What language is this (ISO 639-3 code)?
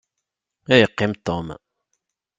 kab